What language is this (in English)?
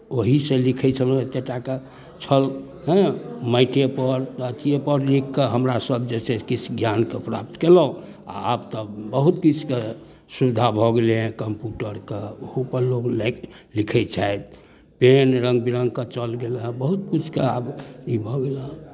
Maithili